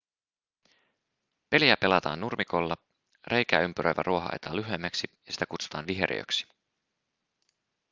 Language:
Finnish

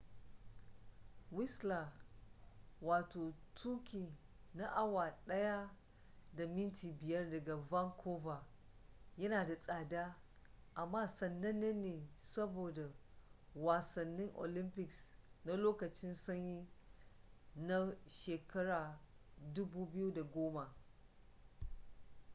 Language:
Hausa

